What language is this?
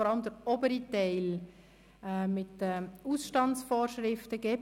Swiss German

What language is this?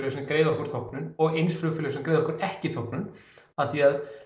Icelandic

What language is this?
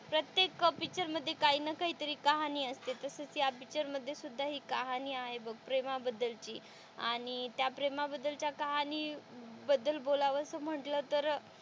Marathi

